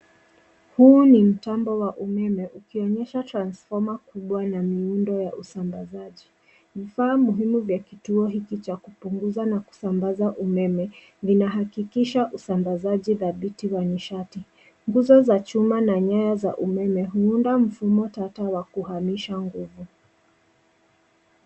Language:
Swahili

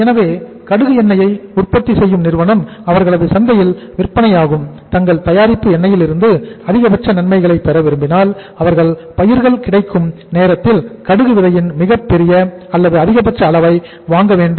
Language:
Tamil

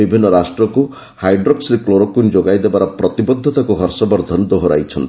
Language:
Odia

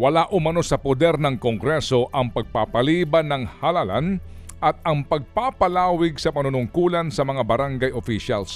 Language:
Filipino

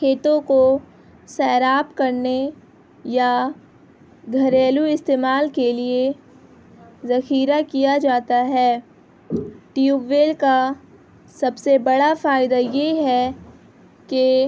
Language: Urdu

